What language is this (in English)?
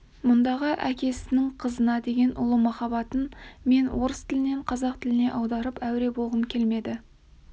Kazakh